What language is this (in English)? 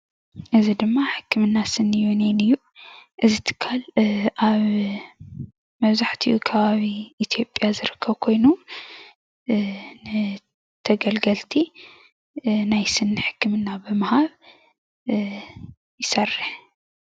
Tigrinya